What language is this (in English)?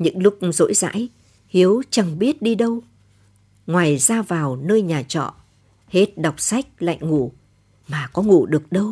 Vietnamese